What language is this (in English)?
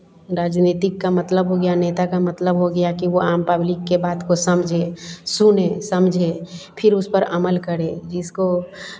Hindi